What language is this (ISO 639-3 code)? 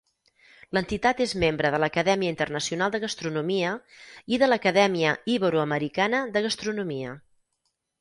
cat